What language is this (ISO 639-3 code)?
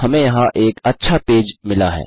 hin